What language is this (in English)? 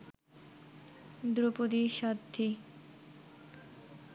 Bangla